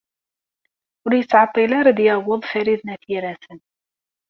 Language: Kabyle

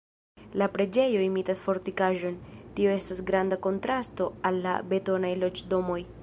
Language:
Esperanto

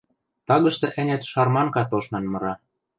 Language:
Western Mari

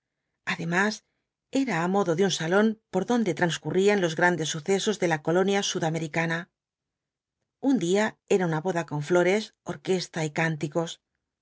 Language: Spanish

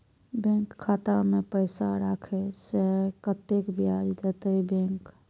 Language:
Maithili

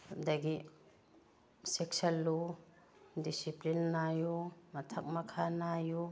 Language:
Manipuri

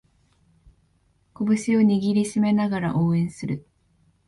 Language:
Japanese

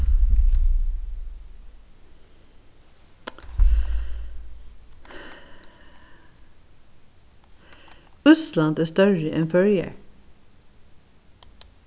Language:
Faroese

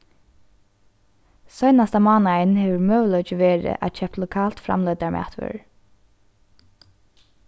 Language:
Faroese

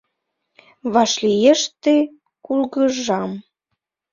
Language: Mari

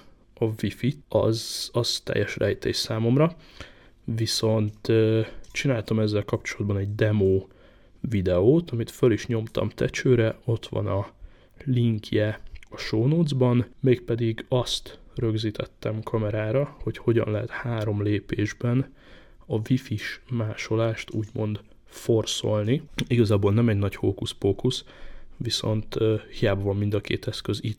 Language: Hungarian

